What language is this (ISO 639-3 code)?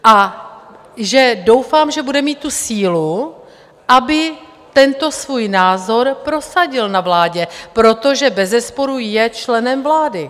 ces